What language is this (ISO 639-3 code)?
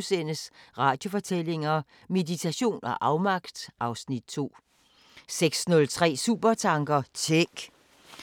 dan